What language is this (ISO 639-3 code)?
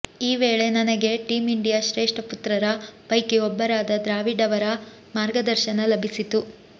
kan